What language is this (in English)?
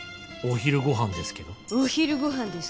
Japanese